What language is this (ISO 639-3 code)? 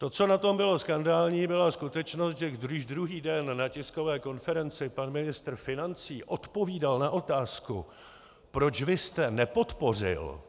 ces